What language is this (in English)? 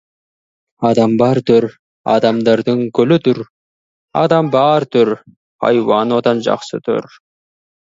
Kazakh